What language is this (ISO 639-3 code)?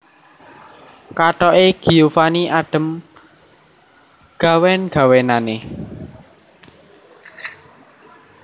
jav